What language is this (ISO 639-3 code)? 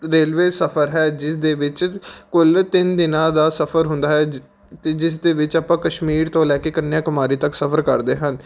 pan